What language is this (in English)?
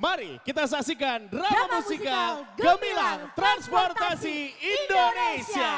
Indonesian